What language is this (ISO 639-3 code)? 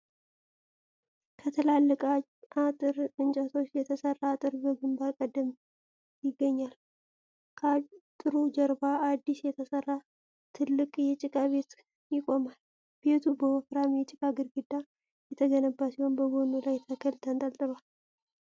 amh